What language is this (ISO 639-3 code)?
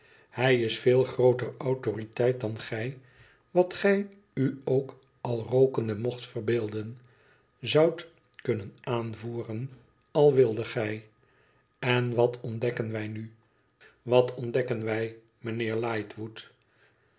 nld